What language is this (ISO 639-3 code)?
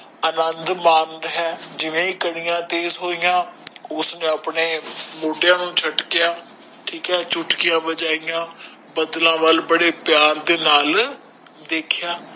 pan